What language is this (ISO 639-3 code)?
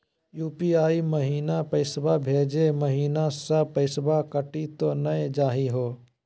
mag